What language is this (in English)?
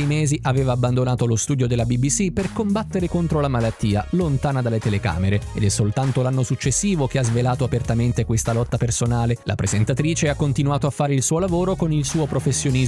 Italian